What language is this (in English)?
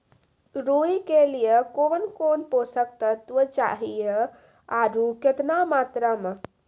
Maithili